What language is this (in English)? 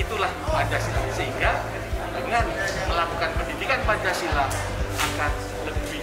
Indonesian